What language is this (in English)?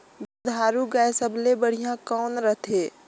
Chhattisgarhi